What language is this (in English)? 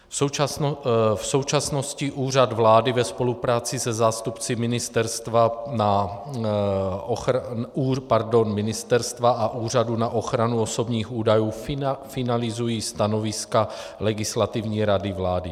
Czech